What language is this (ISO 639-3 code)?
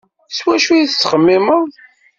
kab